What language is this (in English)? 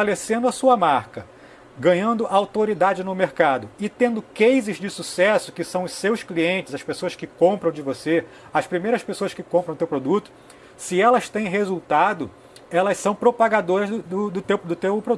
Portuguese